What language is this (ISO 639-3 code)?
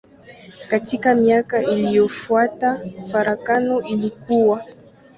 swa